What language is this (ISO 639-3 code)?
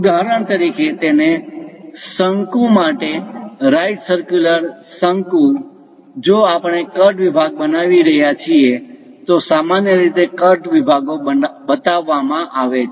guj